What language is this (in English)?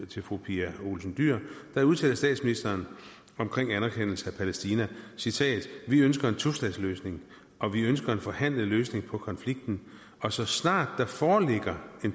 Danish